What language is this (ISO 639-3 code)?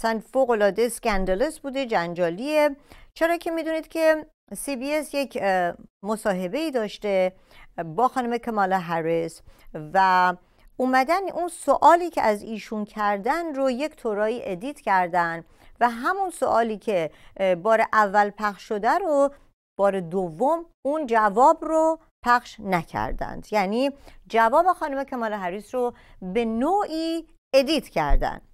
fas